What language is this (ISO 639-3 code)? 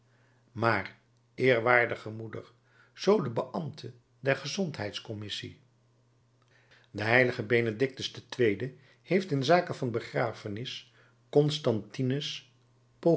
nld